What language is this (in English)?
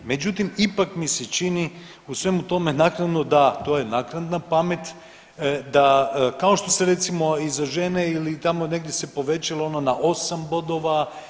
Croatian